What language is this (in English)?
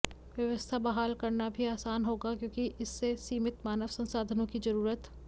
Hindi